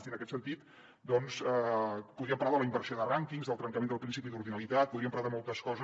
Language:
Catalan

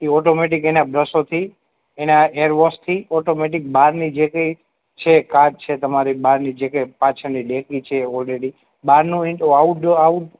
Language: Gujarati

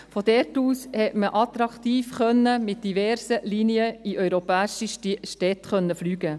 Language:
Swiss German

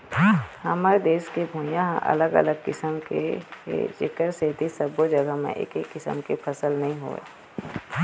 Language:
Chhattisgarhi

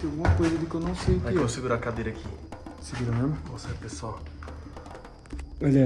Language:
Portuguese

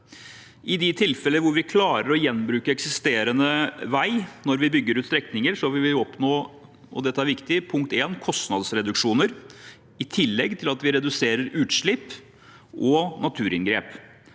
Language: Norwegian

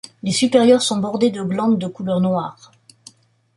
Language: French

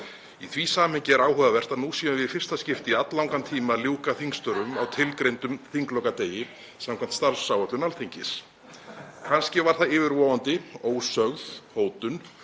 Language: Icelandic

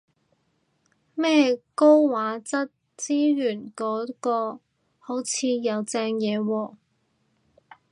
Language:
Cantonese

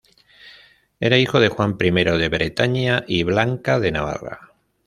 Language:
Spanish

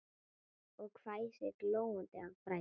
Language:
Icelandic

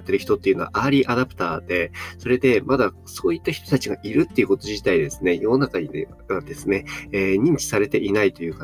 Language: Japanese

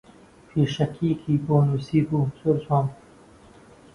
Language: Central Kurdish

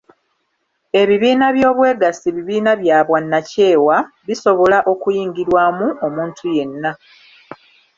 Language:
Ganda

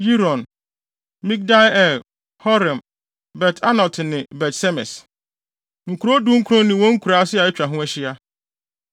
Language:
Akan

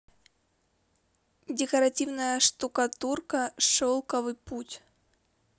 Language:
Russian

